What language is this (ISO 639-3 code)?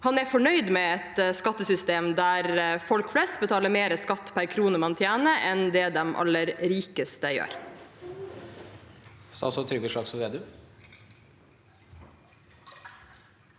nor